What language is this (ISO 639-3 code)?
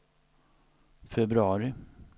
swe